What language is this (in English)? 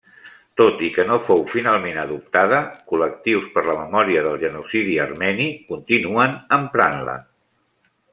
Catalan